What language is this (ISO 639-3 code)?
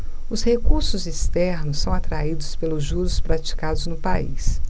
por